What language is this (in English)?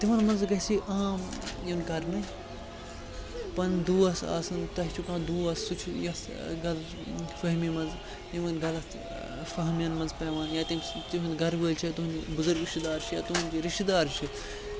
Kashmiri